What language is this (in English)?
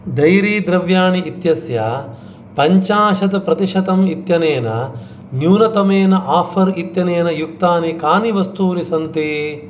Sanskrit